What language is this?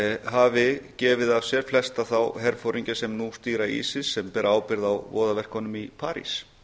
Icelandic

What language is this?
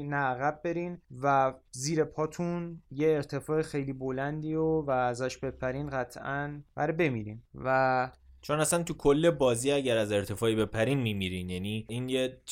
Persian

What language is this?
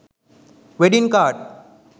Sinhala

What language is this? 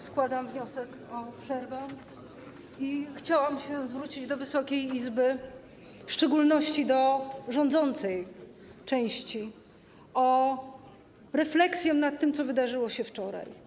Polish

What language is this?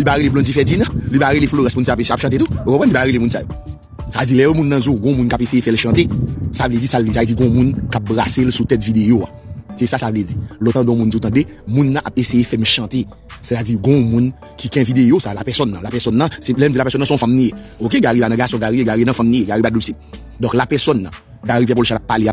French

